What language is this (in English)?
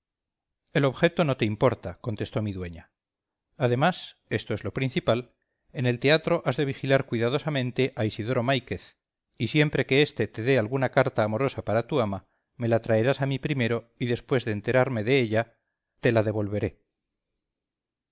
Spanish